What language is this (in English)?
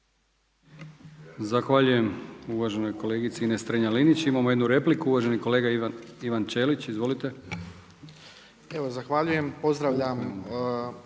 Croatian